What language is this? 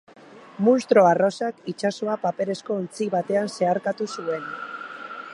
Basque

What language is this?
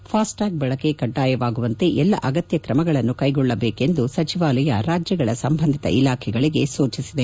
Kannada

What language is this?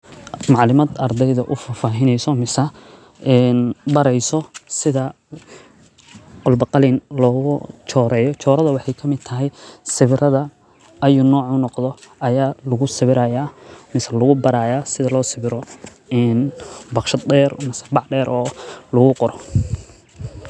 Somali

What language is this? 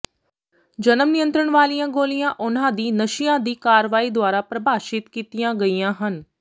Punjabi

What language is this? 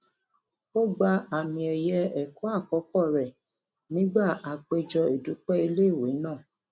Yoruba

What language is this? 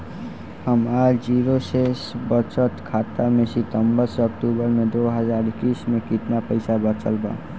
Bhojpuri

